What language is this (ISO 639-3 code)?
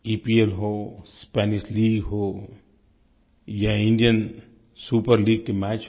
hin